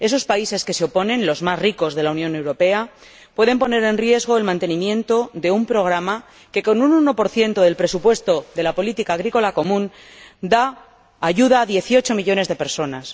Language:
Spanish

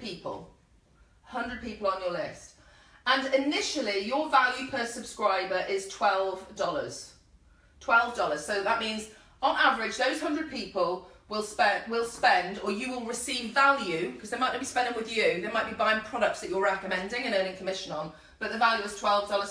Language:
English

